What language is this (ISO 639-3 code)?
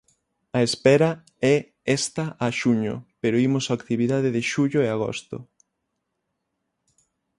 glg